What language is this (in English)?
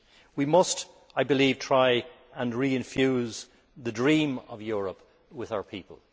English